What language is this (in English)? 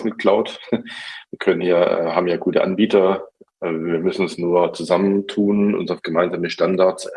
German